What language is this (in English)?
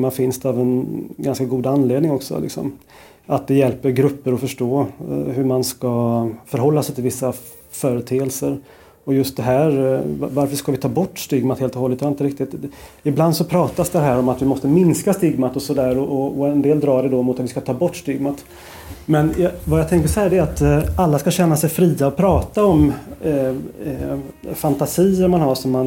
Swedish